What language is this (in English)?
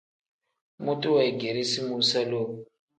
Tem